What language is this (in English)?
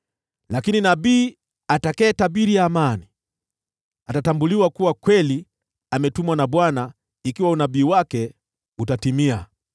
Swahili